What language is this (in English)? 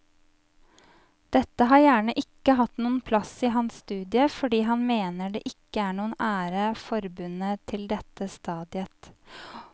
Norwegian